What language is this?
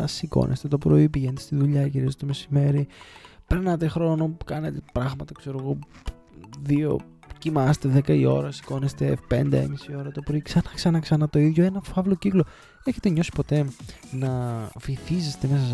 Greek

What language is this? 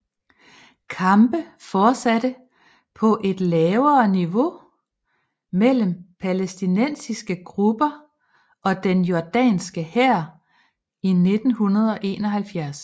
Danish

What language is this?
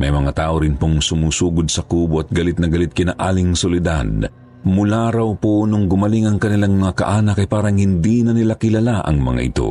Filipino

